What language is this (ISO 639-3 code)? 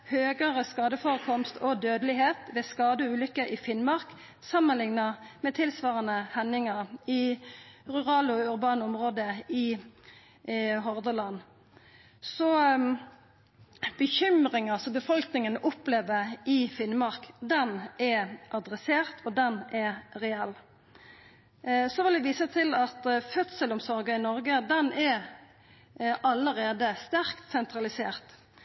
nno